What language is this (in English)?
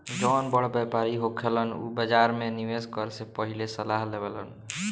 Bhojpuri